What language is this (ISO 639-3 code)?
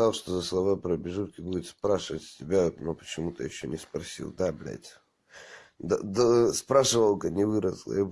rus